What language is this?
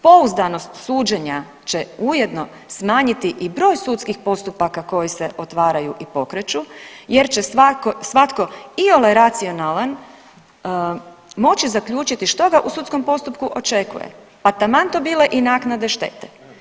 Croatian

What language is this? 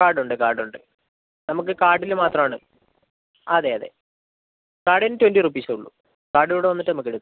Malayalam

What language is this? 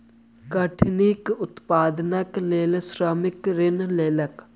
Maithili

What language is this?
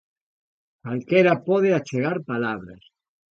Galician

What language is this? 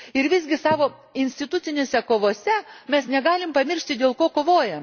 Lithuanian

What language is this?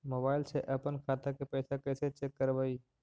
Magahi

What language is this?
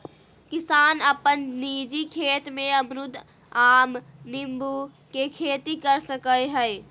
Magahi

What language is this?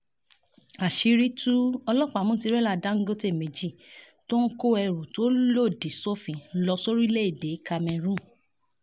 Yoruba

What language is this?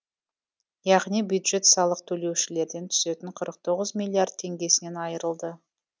Kazakh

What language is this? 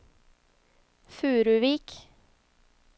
Swedish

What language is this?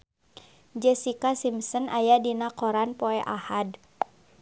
Sundanese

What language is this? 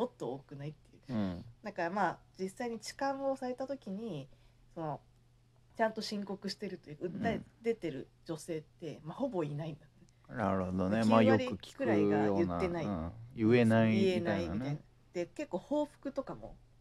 Japanese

